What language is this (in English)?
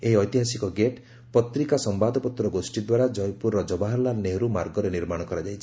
Odia